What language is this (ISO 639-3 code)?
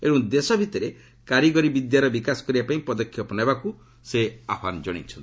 ori